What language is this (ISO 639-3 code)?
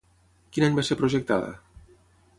cat